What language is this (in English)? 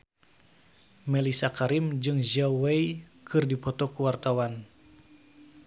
Sundanese